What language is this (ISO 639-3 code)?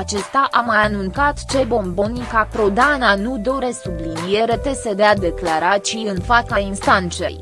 ron